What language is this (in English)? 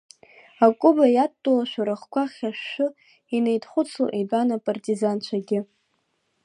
Abkhazian